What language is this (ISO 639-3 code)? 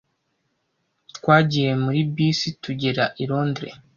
kin